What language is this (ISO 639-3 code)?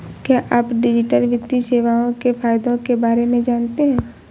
hin